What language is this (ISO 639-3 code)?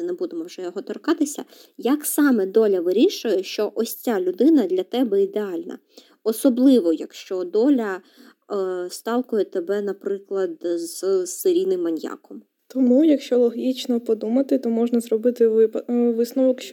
ukr